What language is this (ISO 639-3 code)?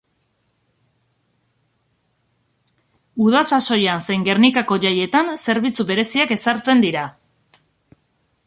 eus